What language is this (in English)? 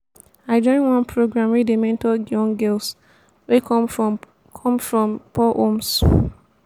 Nigerian Pidgin